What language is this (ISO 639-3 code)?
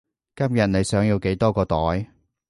yue